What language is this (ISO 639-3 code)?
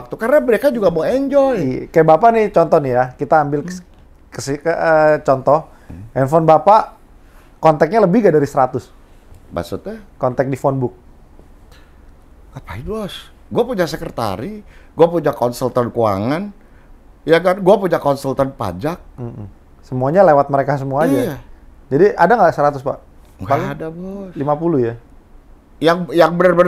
ind